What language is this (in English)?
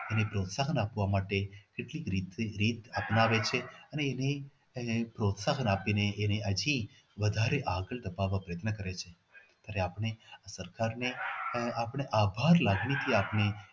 Gujarati